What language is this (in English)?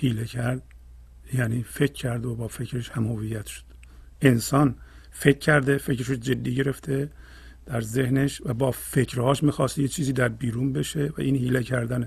Persian